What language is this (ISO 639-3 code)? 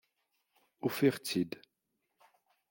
kab